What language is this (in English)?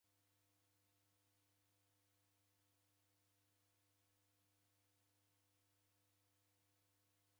Taita